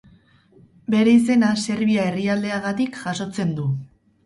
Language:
Basque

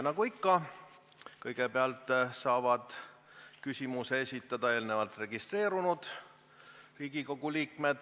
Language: Estonian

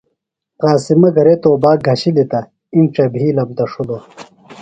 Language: Phalura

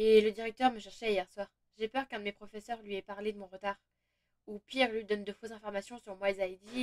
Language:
French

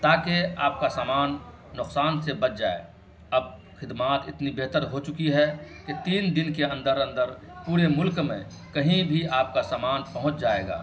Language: Urdu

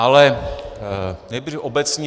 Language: Czech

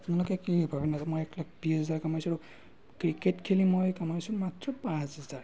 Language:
Assamese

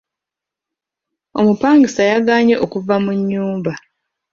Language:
Ganda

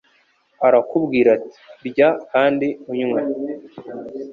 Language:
Kinyarwanda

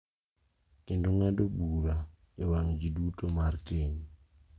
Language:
Luo (Kenya and Tanzania)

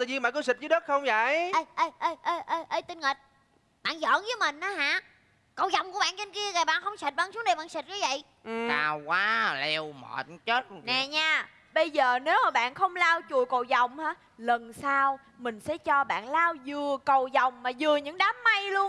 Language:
Vietnamese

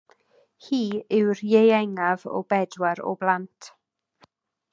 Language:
Welsh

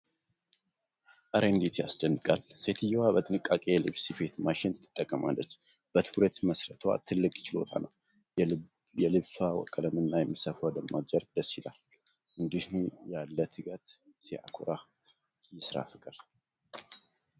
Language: Amharic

